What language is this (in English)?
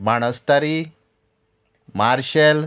Konkani